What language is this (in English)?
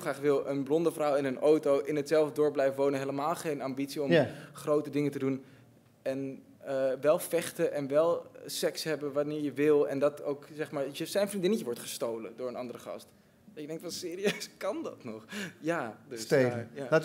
Dutch